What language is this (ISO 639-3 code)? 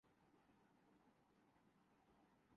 urd